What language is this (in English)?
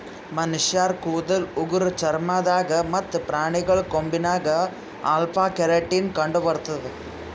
Kannada